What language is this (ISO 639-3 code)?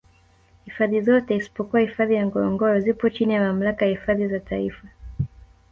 swa